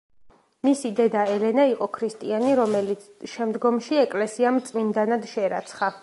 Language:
Georgian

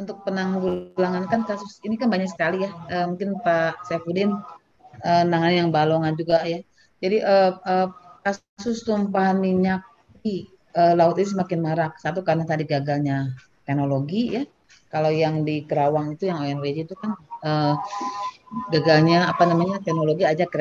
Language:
Indonesian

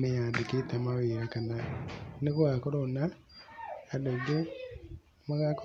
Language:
Kikuyu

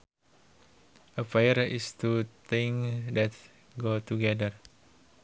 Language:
Sundanese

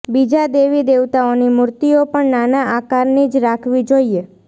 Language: Gujarati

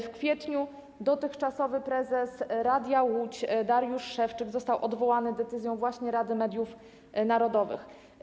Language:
Polish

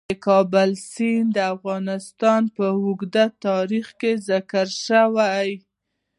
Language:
Pashto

